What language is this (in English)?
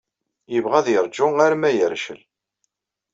Kabyle